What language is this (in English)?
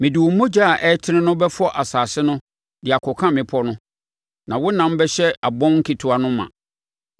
Akan